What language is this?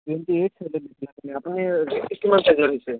Assamese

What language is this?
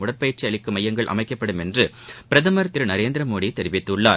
Tamil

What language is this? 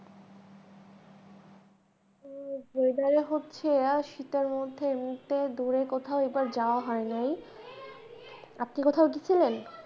Bangla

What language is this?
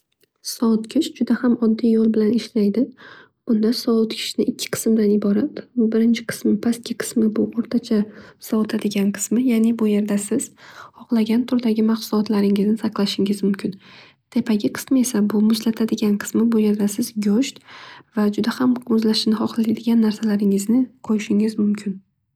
Uzbek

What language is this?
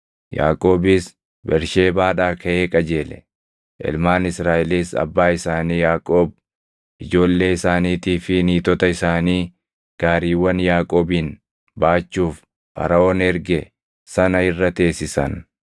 Oromo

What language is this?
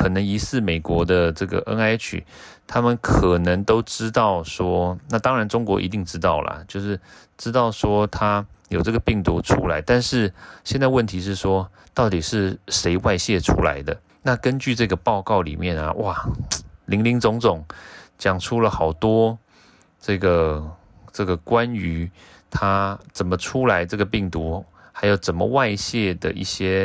Chinese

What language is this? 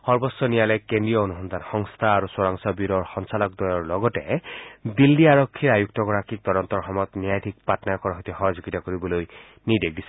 Assamese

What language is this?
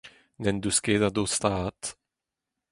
Breton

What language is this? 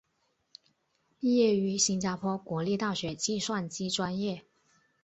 Chinese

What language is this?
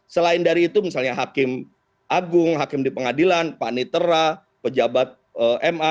Indonesian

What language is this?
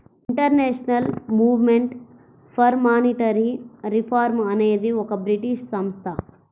Telugu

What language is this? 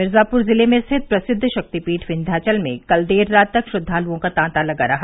Hindi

